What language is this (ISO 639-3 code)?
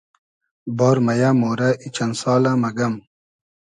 haz